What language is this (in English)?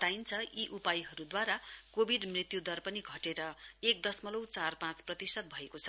Nepali